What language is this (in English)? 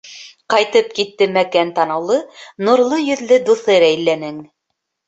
Bashkir